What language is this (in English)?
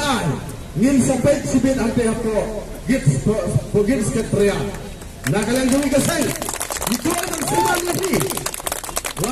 Indonesian